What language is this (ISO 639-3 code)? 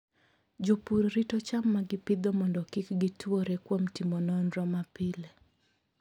luo